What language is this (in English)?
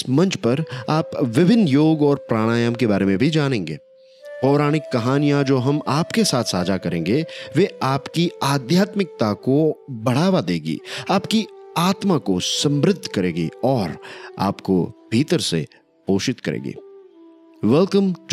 Hindi